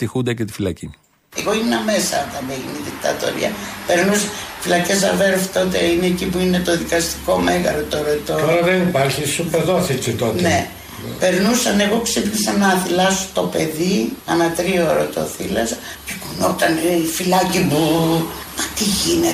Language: Greek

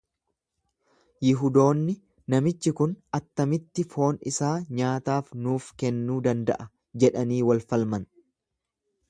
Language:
Oromo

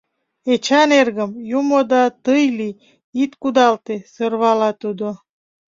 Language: Mari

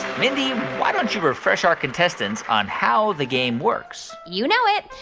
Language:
English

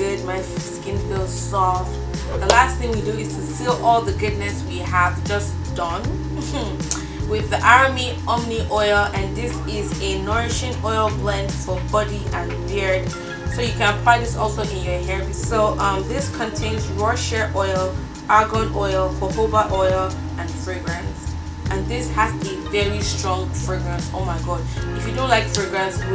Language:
English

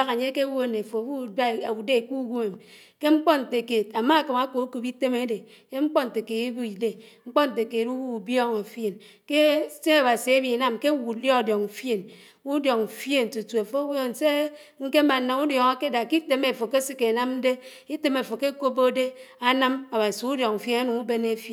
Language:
Anaang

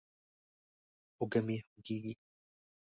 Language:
Pashto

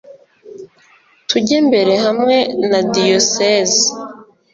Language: Kinyarwanda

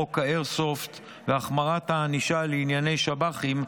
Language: Hebrew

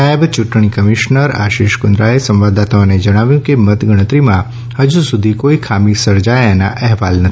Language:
Gujarati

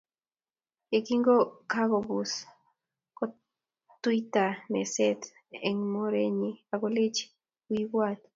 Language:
Kalenjin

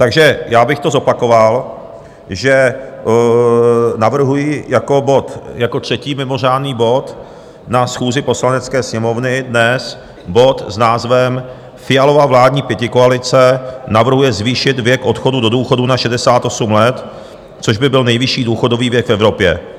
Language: Czech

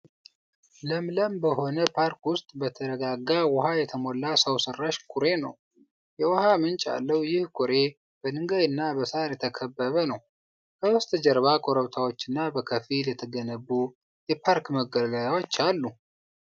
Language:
Amharic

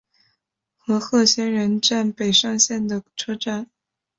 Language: Chinese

